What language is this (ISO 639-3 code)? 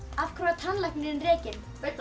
isl